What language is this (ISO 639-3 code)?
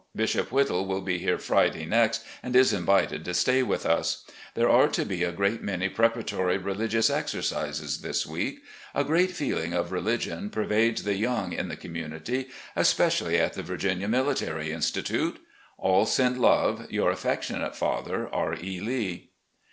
eng